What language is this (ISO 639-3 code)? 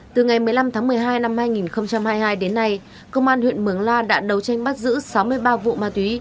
vie